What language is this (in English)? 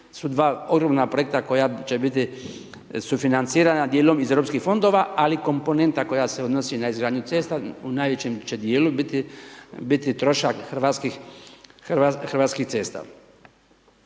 Croatian